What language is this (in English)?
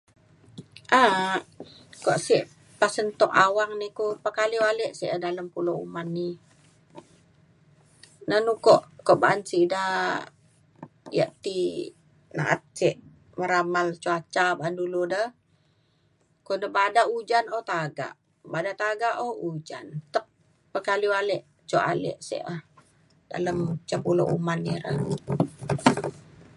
Mainstream Kenyah